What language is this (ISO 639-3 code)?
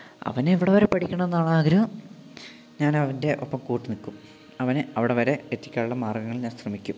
mal